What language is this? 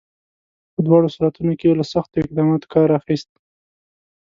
Pashto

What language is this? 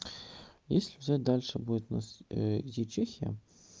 Russian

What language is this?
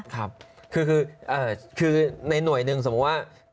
Thai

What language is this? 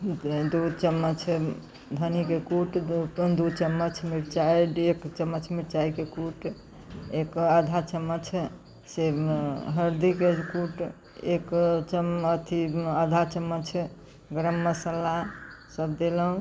Maithili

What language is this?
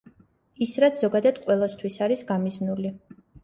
Georgian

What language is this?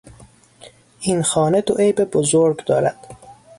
Persian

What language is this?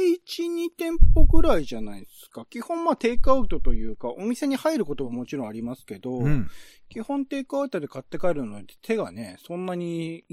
Japanese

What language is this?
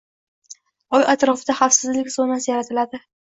Uzbek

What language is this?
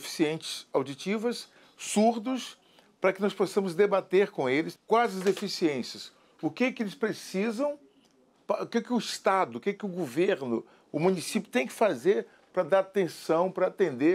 Portuguese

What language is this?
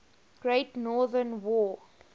English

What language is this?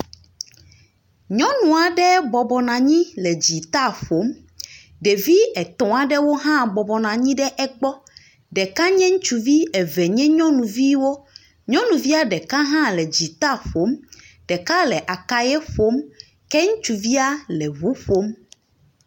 Ewe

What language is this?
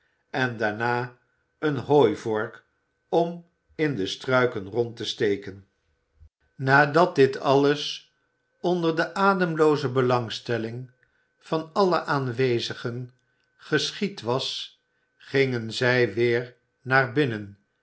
Dutch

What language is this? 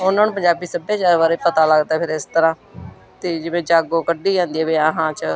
Punjabi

